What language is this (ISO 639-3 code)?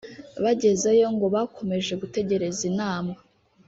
kin